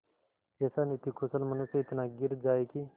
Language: Hindi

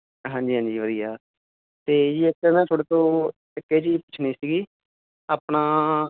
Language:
Punjabi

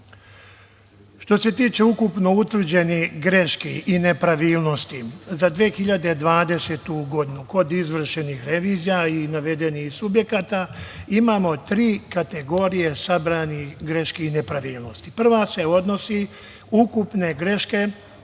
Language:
Serbian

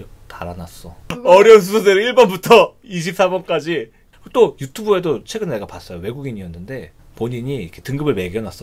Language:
Korean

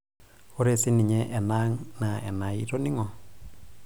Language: Masai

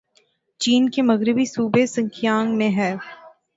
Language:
Urdu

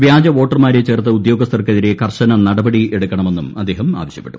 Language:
Malayalam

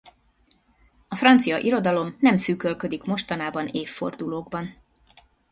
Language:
Hungarian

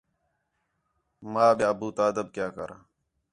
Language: Khetrani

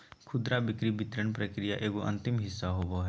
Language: Magahi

